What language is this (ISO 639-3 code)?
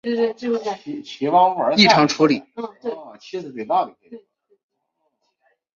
zho